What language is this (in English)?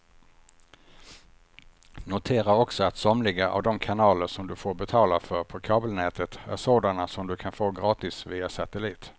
Swedish